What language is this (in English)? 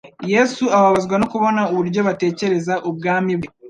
Kinyarwanda